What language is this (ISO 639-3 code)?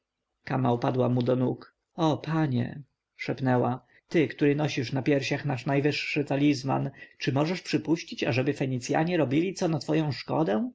pol